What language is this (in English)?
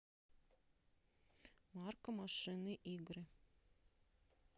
Russian